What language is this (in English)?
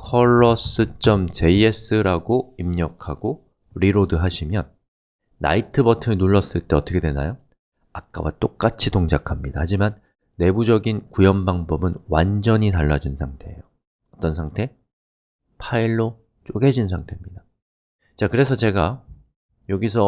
Korean